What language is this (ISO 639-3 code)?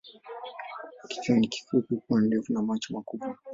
swa